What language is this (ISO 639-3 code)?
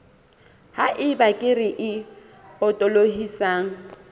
sot